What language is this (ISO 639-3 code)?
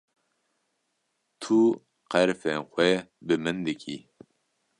kur